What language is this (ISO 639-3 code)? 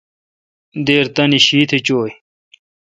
xka